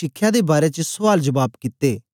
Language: Dogri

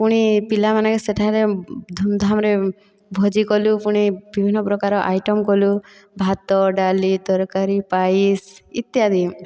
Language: Odia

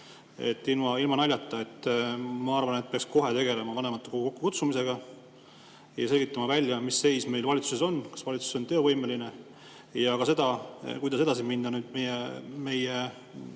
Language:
Estonian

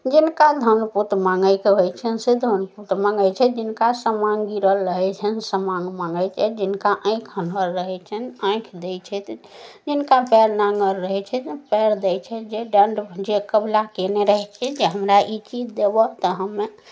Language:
Maithili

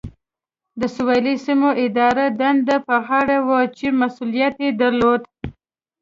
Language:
Pashto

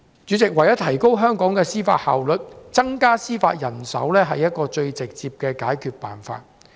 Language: Cantonese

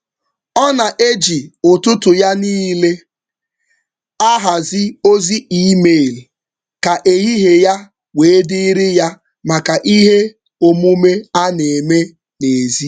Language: Igbo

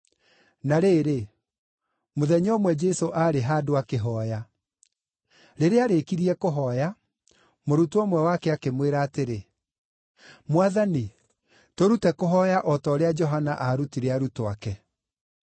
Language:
Kikuyu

